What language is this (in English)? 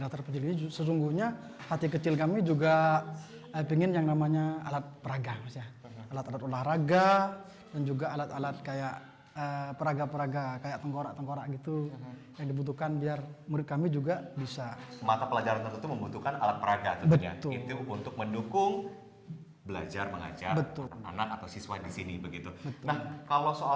Indonesian